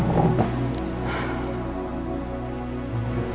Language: Indonesian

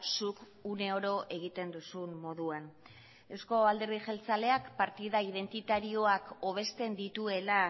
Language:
Basque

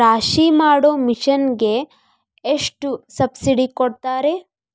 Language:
Kannada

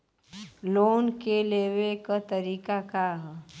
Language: Bhojpuri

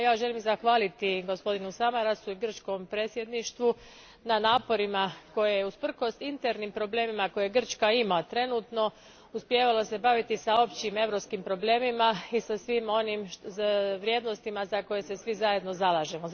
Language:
Croatian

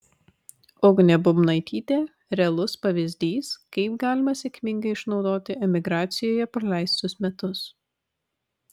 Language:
Lithuanian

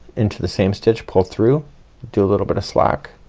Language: English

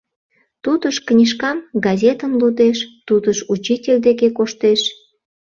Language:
Mari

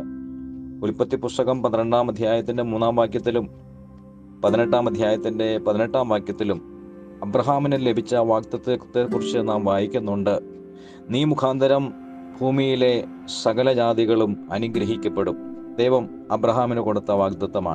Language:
Malayalam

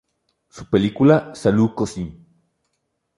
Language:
Spanish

